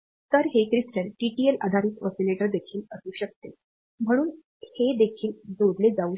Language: Marathi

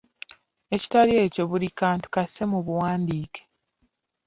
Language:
Ganda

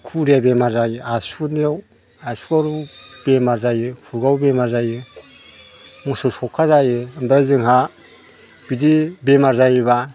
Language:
Bodo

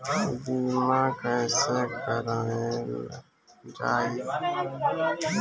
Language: Bhojpuri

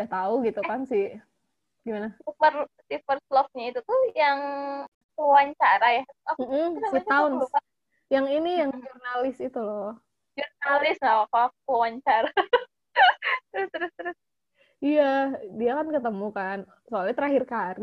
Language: Indonesian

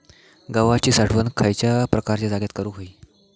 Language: Marathi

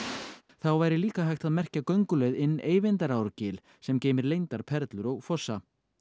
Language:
Icelandic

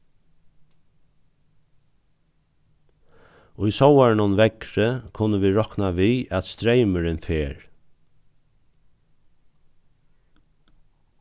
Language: Faroese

